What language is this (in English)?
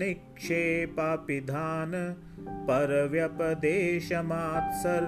Hindi